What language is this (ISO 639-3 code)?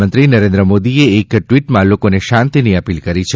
guj